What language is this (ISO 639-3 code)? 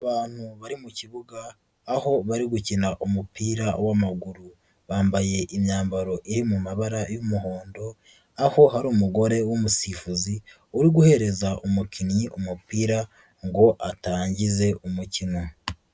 kin